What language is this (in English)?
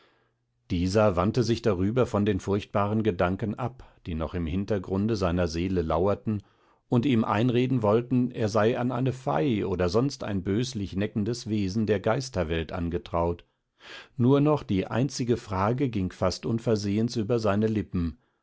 German